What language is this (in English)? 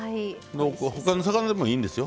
Japanese